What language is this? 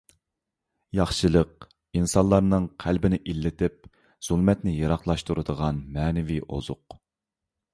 Uyghur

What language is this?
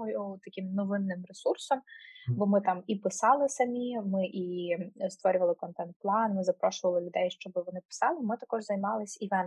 Ukrainian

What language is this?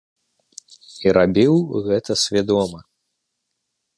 Belarusian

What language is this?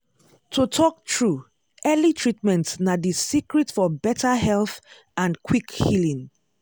Nigerian Pidgin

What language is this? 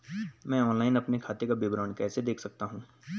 Hindi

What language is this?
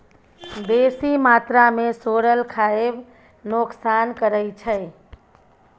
Maithili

